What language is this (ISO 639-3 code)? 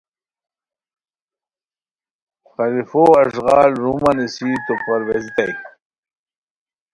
khw